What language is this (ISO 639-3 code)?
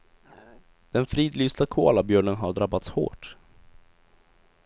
swe